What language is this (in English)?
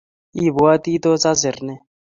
Kalenjin